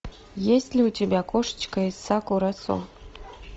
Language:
Russian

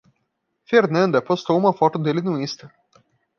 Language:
Portuguese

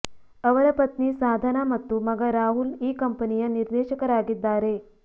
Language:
Kannada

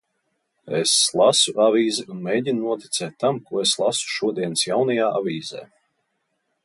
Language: Latvian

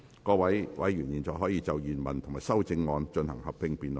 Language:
Cantonese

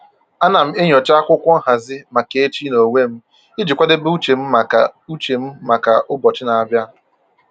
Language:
Igbo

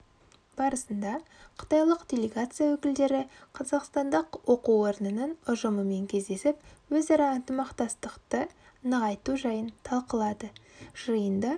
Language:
Kazakh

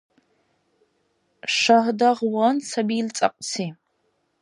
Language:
Dargwa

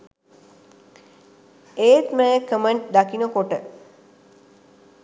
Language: Sinhala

